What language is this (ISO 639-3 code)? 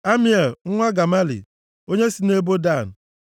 ibo